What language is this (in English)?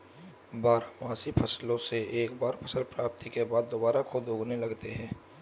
Hindi